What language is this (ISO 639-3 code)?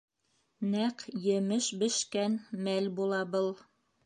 bak